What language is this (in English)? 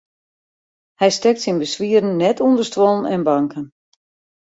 Western Frisian